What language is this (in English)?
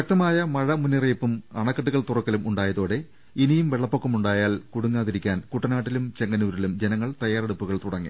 Malayalam